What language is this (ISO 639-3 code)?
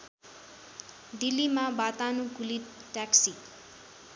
nep